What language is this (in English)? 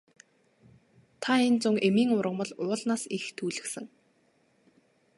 Mongolian